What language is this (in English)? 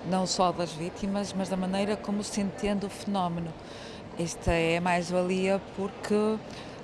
Portuguese